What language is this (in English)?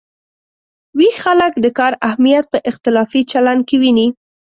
Pashto